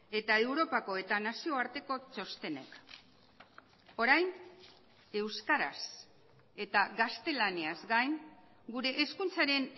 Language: Basque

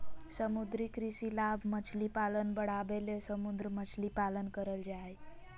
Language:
Magahi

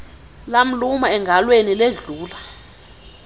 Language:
Xhosa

